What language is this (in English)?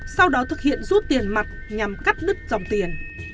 Vietnamese